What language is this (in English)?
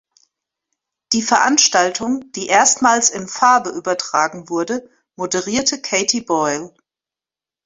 German